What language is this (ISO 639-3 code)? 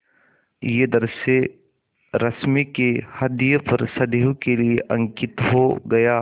hin